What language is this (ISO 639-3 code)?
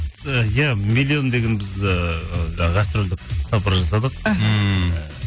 kaz